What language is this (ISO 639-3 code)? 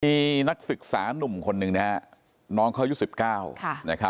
tha